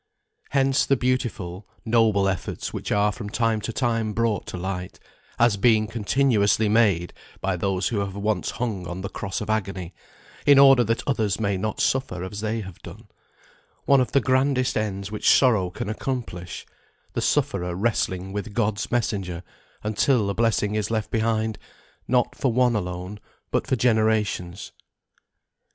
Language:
English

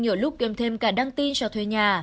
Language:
Vietnamese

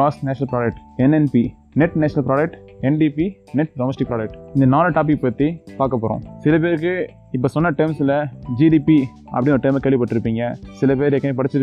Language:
Tamil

